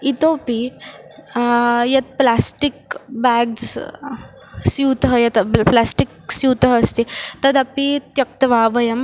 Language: Sanskrit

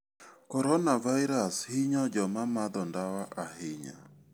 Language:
Luo (Kenya and Tanzania)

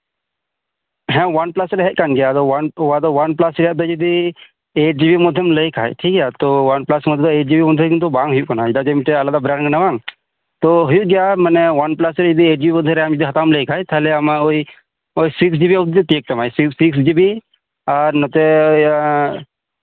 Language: Santali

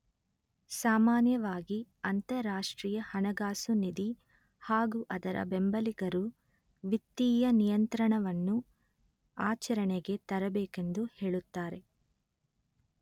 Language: Kannada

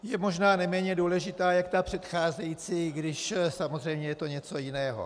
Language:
Czech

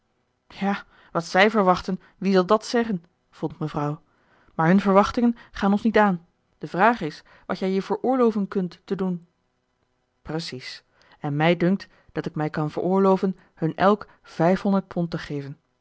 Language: Dutch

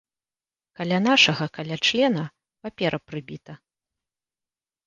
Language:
Belarusian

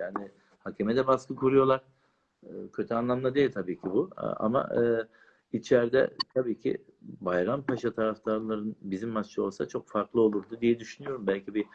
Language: Turkish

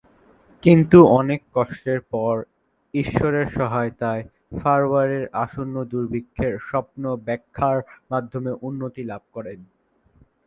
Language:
Bangla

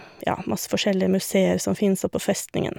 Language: Norwegian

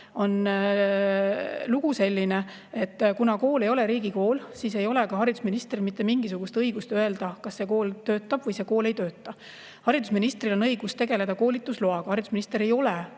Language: Estonian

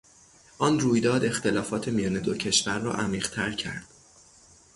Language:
Persian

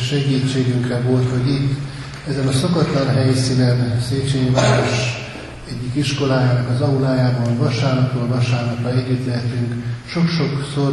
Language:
Hungarian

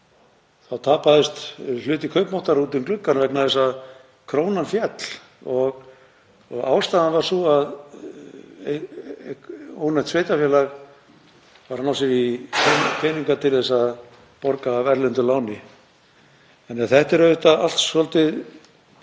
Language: Icelandic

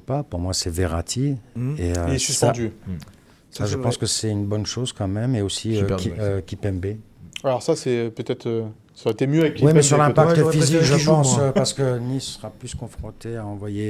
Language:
French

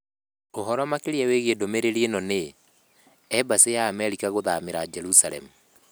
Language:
Kikuyu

